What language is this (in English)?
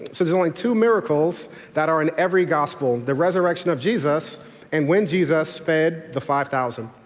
English